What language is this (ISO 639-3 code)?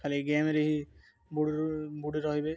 ori